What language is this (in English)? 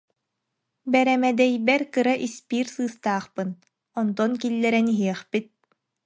Yakut